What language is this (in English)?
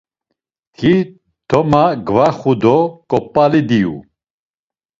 Laz